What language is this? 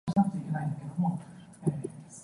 Cantonese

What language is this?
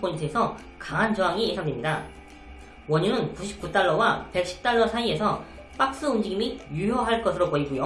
Korean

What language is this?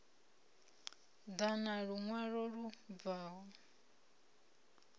Venda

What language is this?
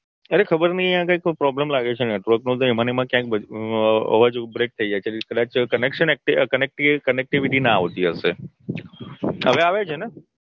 Gujarati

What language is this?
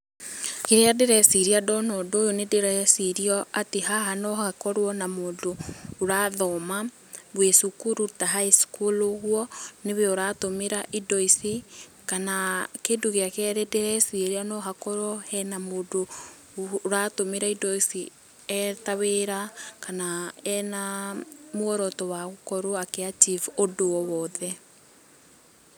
Kikuyu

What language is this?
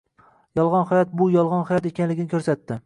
Uzbek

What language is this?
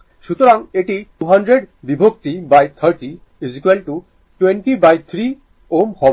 Bangla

